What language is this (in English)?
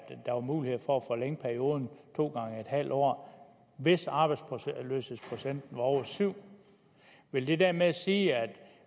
Danish